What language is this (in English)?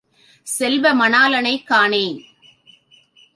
Tamil